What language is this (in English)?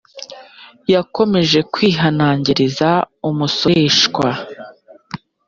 Kinyarwanda